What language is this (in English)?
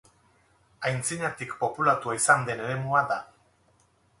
Basque